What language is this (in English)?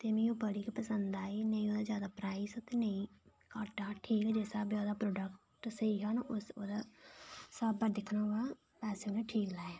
Dogri